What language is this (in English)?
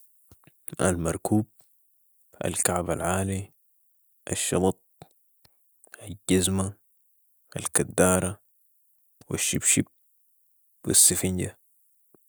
Sudanese Arabic